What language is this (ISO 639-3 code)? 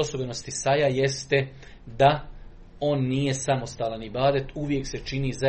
hrv